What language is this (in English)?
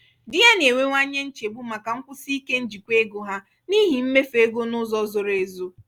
Igbo